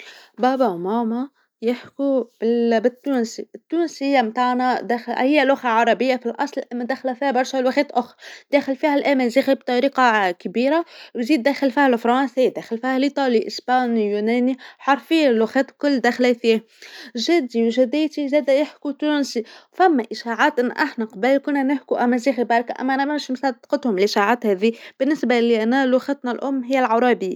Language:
Tunisian Arabic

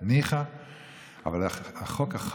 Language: Hebrew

